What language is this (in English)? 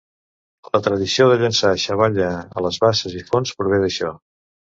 Catalan